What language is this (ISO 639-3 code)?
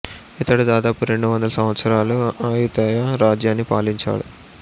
tel